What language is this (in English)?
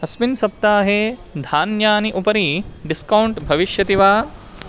Sanskrit